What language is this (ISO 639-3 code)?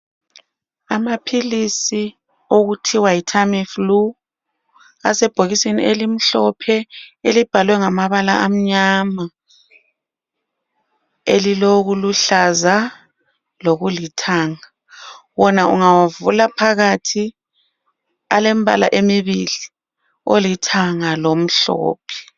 nde